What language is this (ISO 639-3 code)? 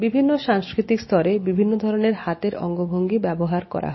ben